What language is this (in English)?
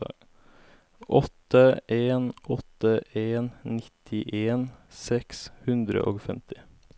Norwegian